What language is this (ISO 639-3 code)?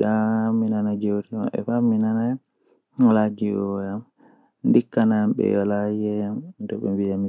fuh